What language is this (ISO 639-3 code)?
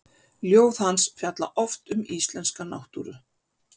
isl